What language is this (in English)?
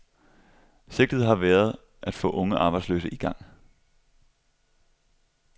Danish